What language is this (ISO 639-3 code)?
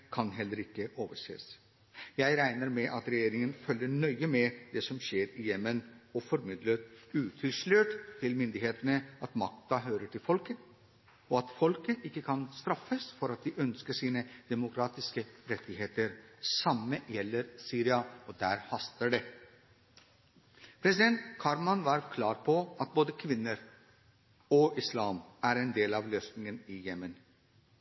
nob